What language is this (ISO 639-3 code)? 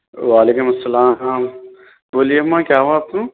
urd